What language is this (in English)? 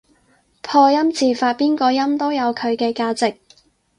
Cantonese